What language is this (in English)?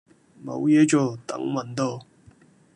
Cantonese